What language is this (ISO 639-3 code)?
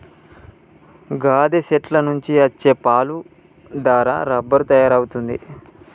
tel